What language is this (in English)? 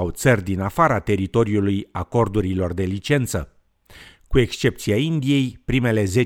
Romanian